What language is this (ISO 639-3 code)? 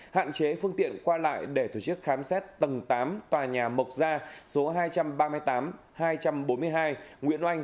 vie